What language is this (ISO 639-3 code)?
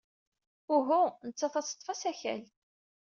kab